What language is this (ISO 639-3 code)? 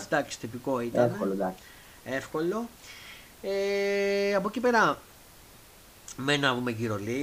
ell